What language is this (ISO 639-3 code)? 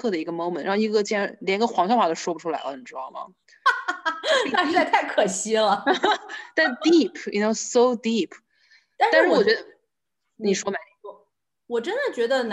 zho